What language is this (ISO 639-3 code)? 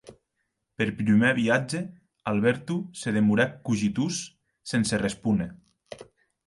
oci